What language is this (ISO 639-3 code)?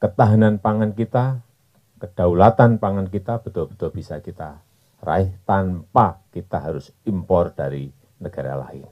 ind